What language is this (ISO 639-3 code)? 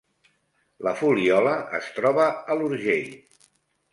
cat